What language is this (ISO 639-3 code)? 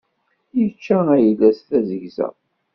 kab